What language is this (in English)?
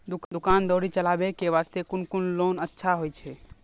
Maithili